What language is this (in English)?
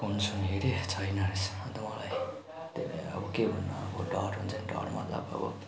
Nepali